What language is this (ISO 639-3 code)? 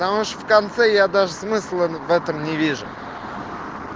rus